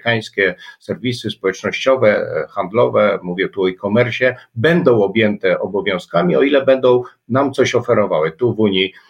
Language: Polish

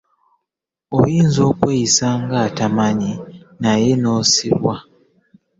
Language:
Ganda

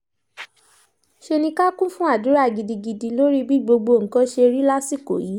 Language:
Yoruba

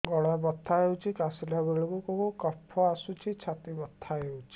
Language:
Odia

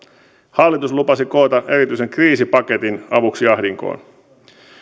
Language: Finnish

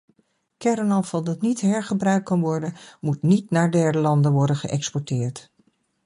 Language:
Dutch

